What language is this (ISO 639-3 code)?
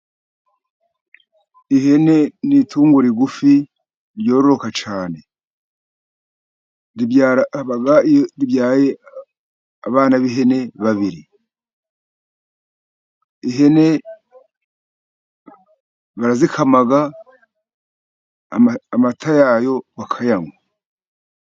kin